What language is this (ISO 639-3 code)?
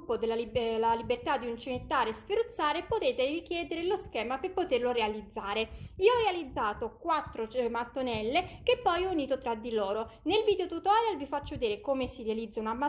ita